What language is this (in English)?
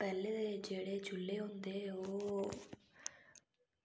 Dogri